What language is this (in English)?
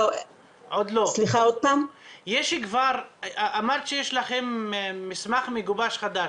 Hebrew